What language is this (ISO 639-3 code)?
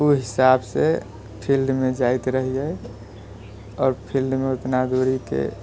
mai